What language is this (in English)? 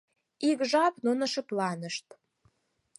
Mari